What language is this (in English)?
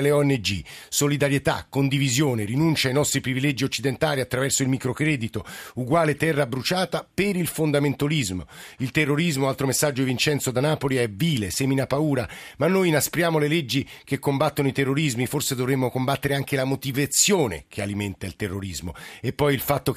Italian